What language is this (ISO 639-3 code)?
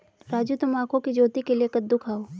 hin